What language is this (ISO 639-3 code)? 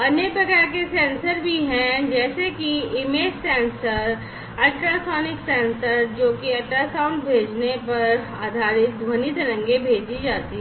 hin